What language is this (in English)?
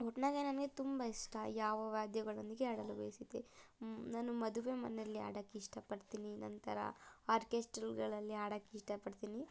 Kannada